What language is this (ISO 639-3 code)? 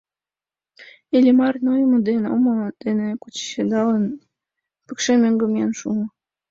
chm